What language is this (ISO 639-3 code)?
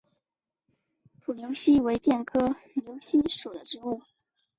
zho